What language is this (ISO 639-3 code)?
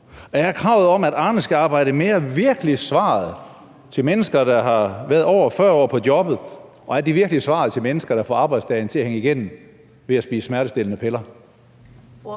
dan